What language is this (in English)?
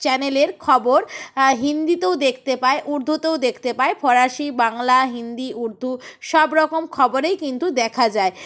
Bangla